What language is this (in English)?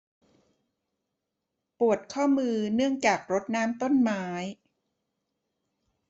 Thai